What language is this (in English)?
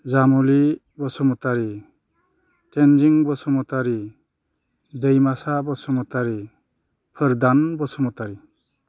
Bodo